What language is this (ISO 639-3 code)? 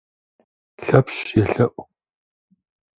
kbd